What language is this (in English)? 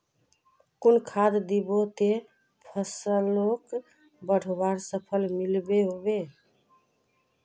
Magahi